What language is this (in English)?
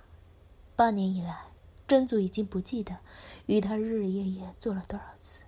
Chinese